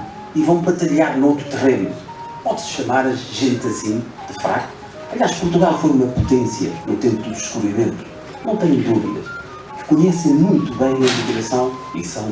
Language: Portuguese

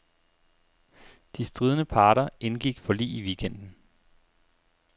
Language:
Danish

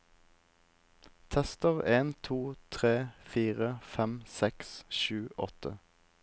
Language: Norwegian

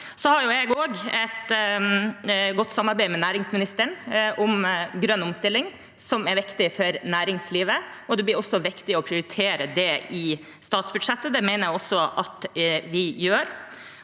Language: Norwegian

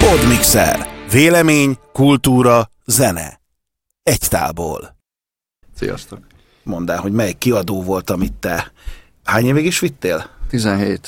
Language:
Hungarian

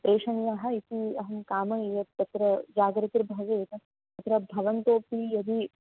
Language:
Sanskrit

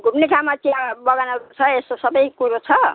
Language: Nepali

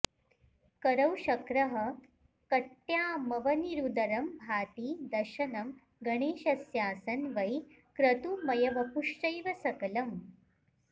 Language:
Sanskrit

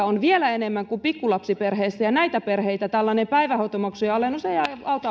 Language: Finnish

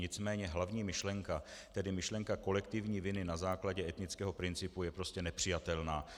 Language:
Czech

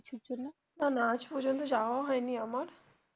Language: Bangla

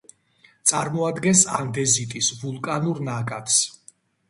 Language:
Georgian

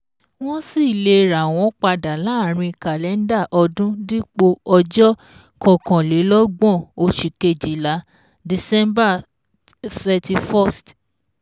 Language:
Yoruba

